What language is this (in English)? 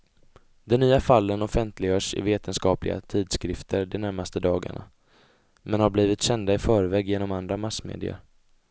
Swedish